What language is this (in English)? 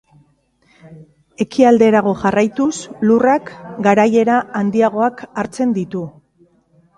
Basque